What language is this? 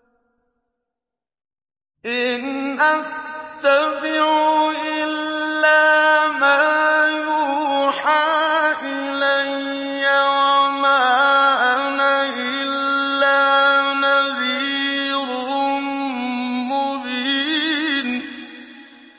Arabic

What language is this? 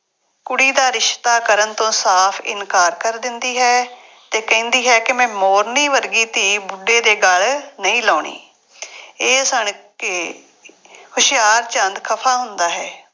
Punjabi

